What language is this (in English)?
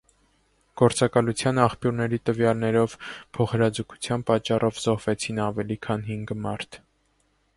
Armenian